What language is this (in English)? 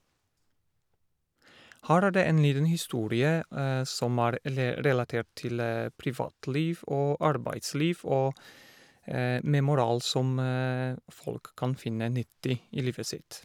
Norwegian